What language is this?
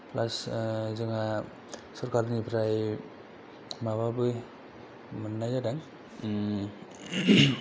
Bodo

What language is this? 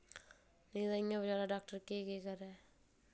Dogri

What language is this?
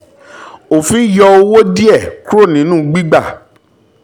Yoruba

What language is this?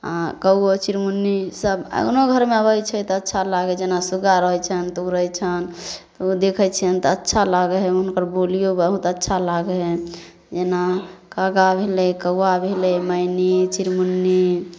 Maithili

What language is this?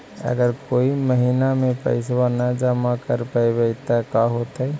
Magahi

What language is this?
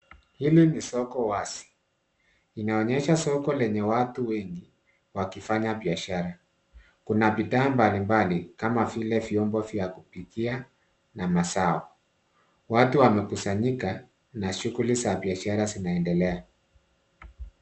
Swahili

